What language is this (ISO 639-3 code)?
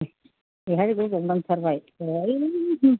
brx